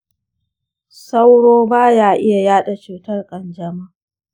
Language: Hausa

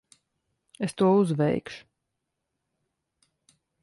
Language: Latvian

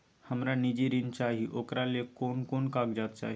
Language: Maithili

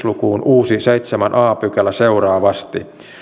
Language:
Finnish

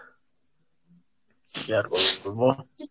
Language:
Bangla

